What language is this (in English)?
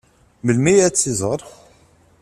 Kabyle